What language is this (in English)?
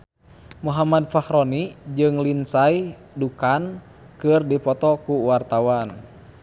Sundanese